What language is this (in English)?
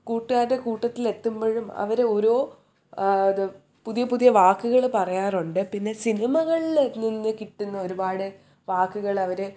Malayalam